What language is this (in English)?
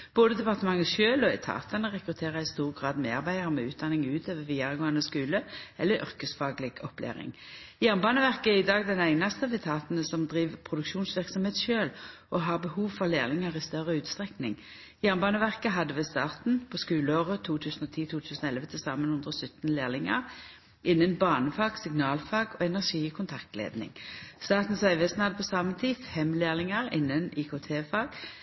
Norwegian Nynorsk